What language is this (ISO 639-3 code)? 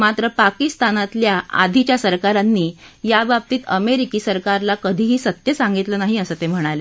mar